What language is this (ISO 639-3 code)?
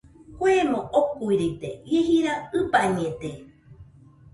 hux